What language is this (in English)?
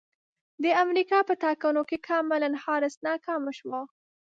Pashto